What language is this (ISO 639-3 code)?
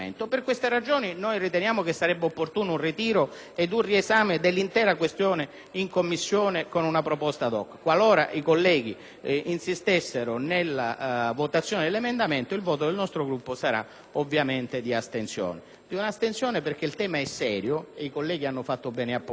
ita